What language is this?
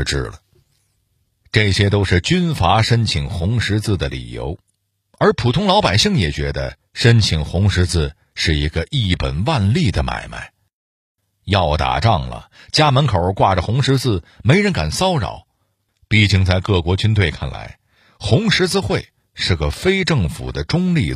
Chinese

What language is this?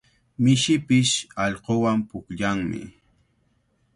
Cajatambo North Lima Quechua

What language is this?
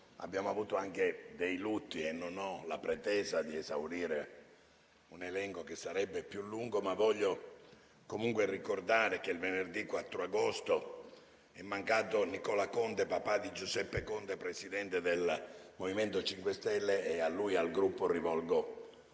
Italian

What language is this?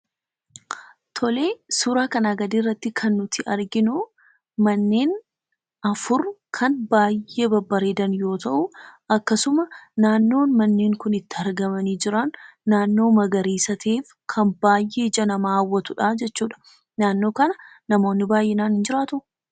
Oromo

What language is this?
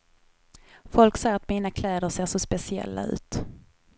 Swedish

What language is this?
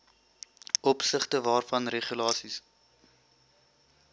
Afrikaans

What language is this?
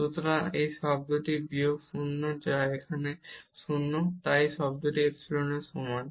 Bangla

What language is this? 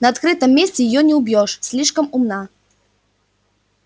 Russian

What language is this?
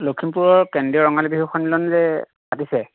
Assamese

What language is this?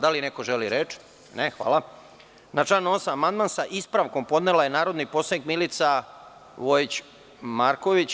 Serbian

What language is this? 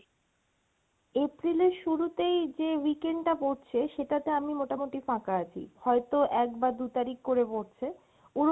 Bangla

